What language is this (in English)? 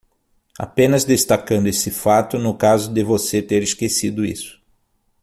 Portuguese